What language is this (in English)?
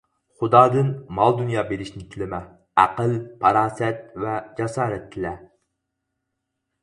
Uyghur